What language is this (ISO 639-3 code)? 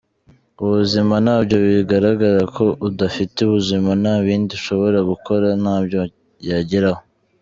kin